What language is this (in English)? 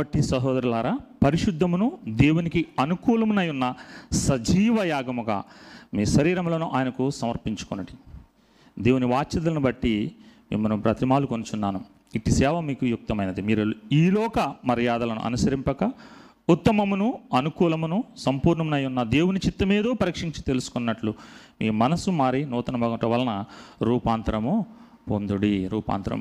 Telugu